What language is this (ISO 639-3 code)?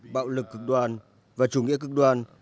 vie